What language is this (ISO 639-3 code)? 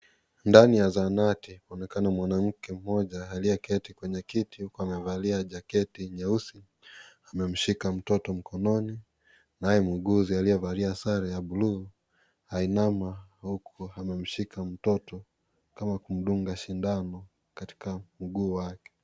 swa